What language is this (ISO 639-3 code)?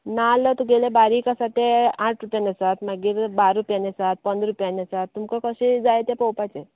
kok